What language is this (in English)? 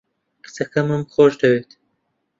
Central Kurdish